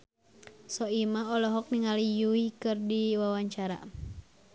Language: Sundanese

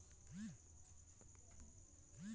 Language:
Magahi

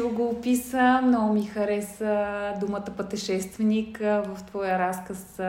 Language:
Bulgarian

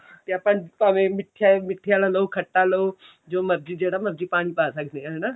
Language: Punjabi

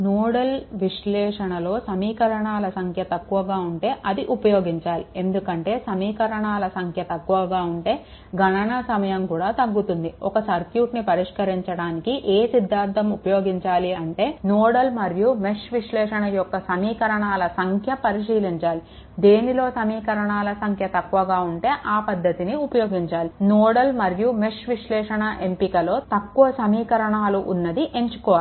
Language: Telugu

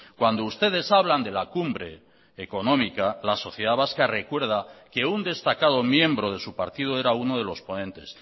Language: Spanish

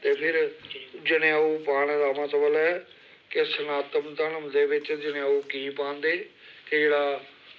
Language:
Dogri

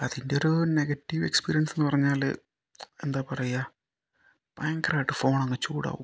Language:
Malayalam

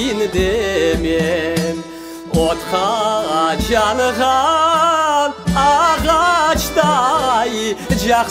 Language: Turkish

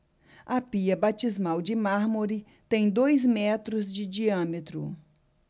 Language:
Portuguese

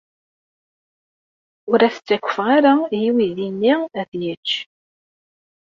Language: Kabyle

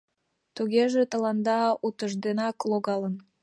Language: Mari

